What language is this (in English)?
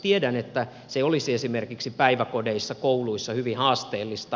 Finnish